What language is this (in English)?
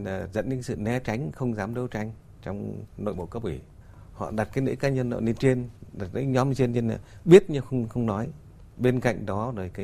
Vietnamese